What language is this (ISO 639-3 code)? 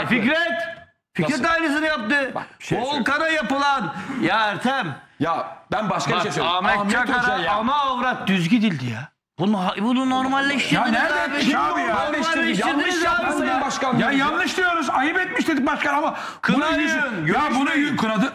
tur